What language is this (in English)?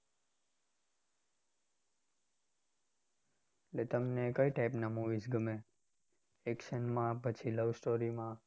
Gujarati